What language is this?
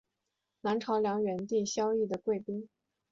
Chinese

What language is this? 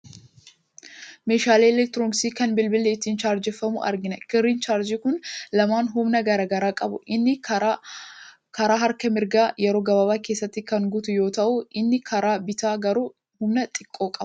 Oromo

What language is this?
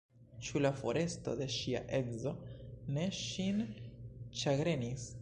Esperanto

